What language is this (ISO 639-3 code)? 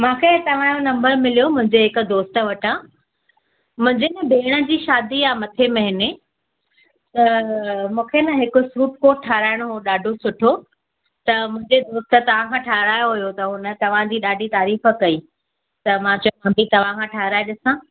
snd